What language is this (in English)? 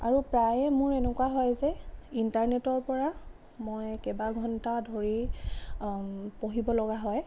Assamese